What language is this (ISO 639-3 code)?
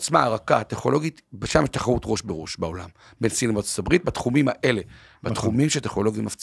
heb